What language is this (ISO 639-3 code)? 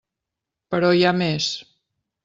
cat